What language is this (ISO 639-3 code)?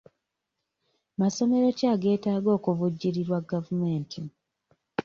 lug